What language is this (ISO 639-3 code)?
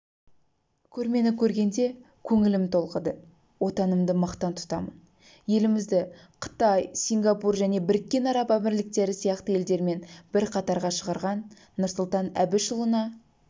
kaz